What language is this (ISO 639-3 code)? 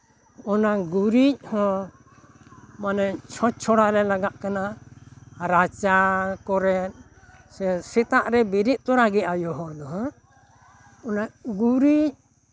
sat